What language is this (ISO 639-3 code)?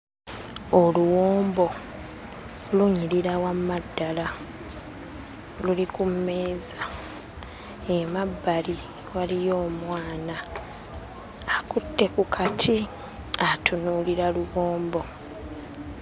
lug